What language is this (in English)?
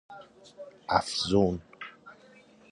Persian